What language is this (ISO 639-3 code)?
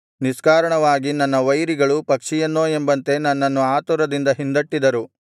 kan